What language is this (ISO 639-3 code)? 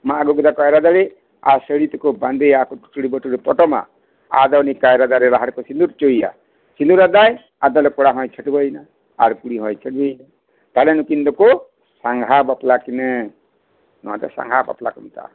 sat